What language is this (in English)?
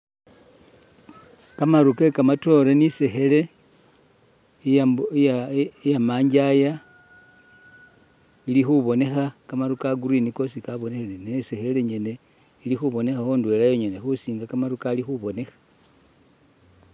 Masaaba